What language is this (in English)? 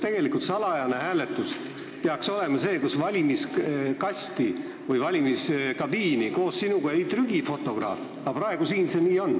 Estonian